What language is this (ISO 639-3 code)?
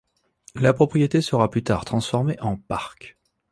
fra